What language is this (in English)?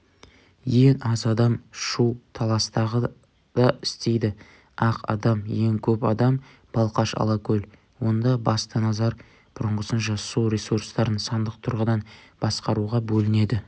Kazakh